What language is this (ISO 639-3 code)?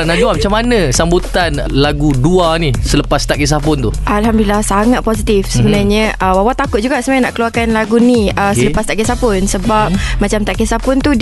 msa